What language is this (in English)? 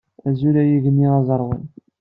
Kabyle